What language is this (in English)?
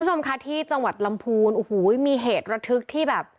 Thai